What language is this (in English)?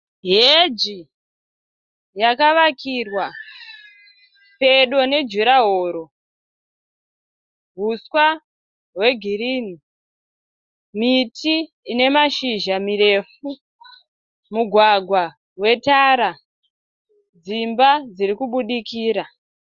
Shona